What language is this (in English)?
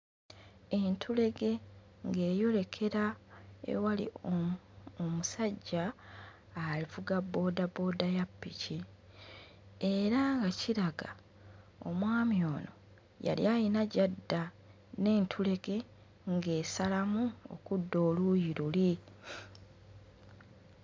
Ganda